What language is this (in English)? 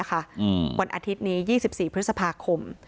Thai